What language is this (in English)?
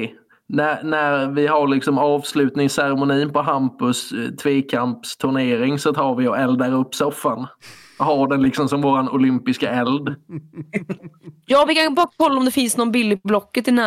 Swedish